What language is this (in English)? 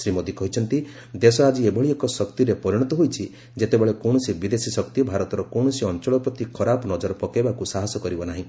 Odia